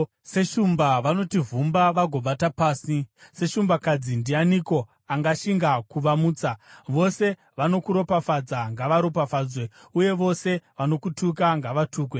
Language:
Shona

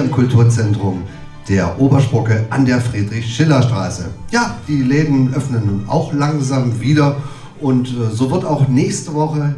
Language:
German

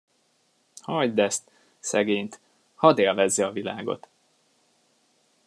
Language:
Hungarian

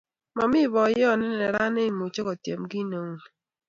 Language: Kalenjin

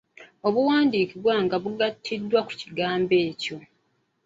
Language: Ganda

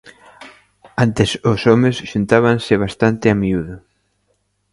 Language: Galician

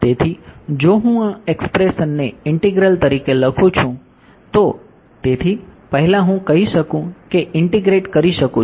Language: Gujarati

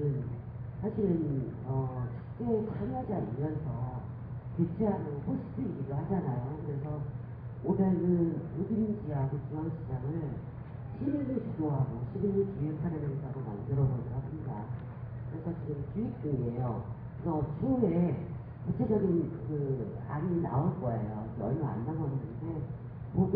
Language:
Korean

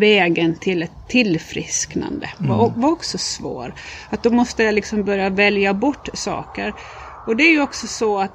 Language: Swedish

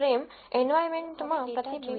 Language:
Gujarati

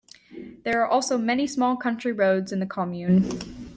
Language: English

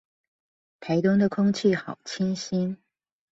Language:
Chinese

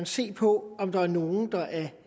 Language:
Danish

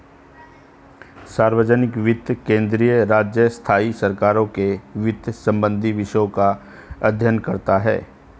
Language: Hindi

